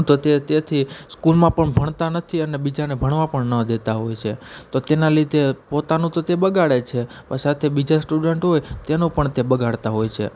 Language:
Gujarati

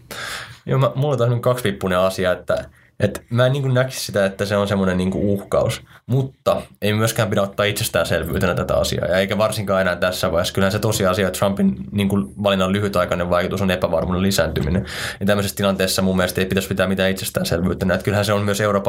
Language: Finnish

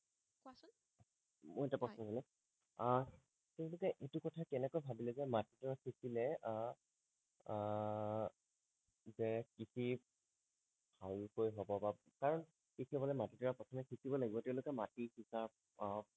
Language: Assamese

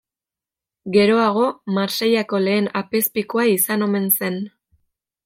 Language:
Basque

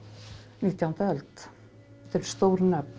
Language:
Icelandic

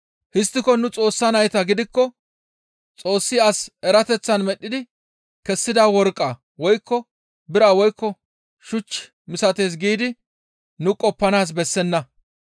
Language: Gamo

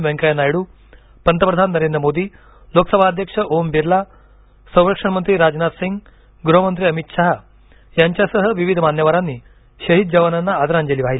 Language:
Marathi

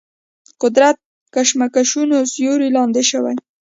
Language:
Pashto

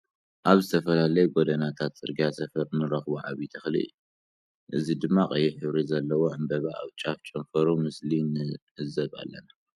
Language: Tigrinya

